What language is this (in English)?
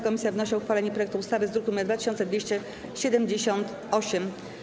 Polish